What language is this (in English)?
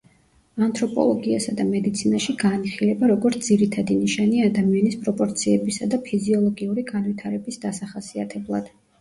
Georgian